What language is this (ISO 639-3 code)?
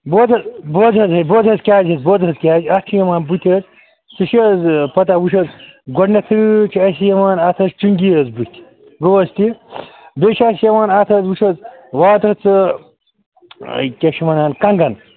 kas